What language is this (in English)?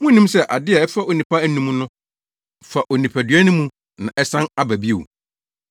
Akan